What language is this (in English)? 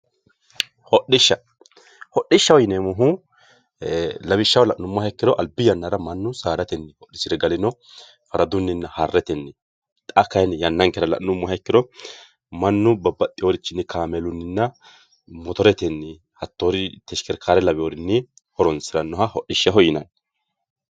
Sidamo